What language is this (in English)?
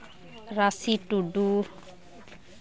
Santali